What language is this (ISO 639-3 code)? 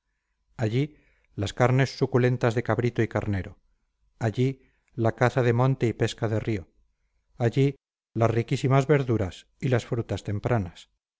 spa